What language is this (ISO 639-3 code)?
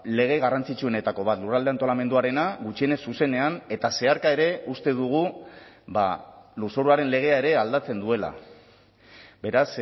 eus